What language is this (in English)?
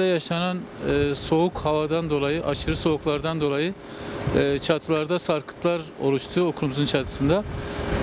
Turkish